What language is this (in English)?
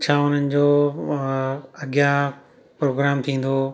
Sindhi